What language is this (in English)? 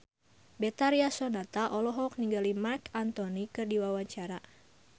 Sundanese